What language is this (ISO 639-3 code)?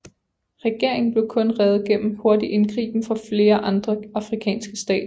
dan